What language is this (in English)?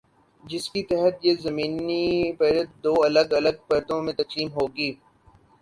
Urdu